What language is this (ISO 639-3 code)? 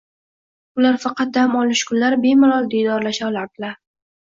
uzb